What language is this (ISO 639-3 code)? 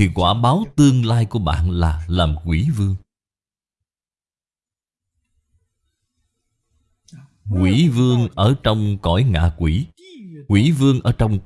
vie